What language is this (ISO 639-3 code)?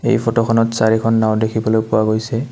asm